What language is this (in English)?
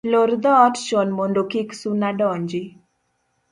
Luo (Kenya and Tanzania)